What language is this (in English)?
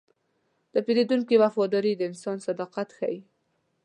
Pashto